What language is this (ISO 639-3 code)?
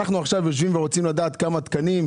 heb